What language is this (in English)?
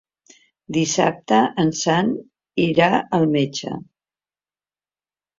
Catalan